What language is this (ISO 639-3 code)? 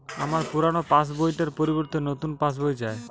ben